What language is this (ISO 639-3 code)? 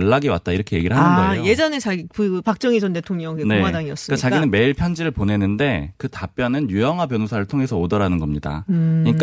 kor